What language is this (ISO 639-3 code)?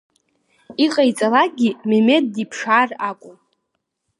abk